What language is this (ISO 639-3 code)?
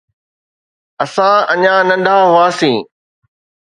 snd